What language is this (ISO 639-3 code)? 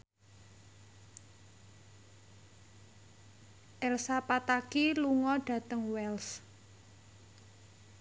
jav